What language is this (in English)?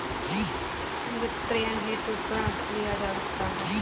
Hindi